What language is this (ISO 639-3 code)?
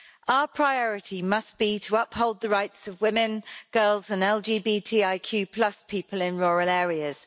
eng